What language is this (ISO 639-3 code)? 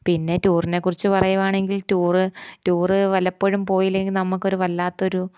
mal